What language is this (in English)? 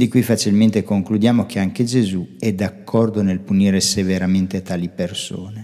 Italian